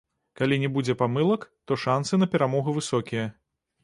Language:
Belarusian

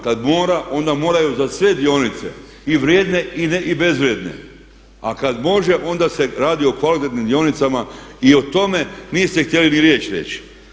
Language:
Croatian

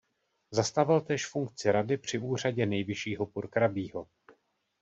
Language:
Czech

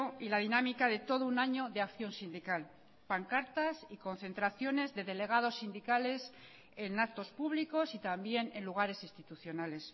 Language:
Spanish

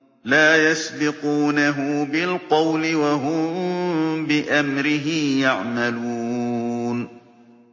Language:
Arabic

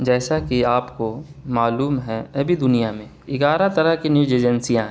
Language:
Urdu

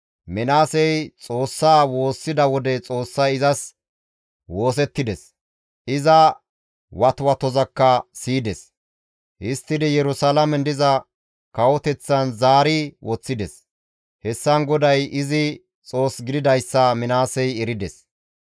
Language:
Gamo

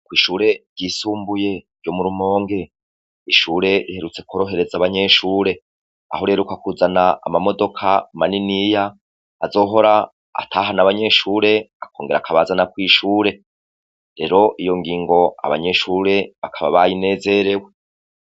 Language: Rundi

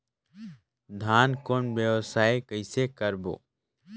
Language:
Chhattisgarhi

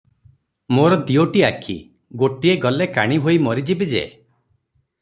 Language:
Odia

